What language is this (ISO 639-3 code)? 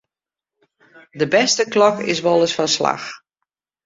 fry